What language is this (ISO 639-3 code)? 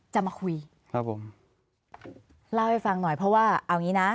tha